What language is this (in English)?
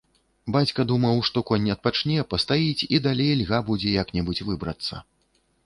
Belarusian